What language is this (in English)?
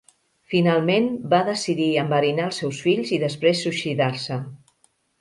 Catalan